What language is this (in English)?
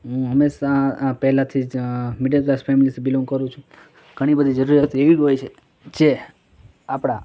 Gujarati